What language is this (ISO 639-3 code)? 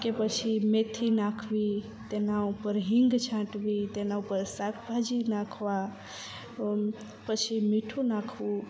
guj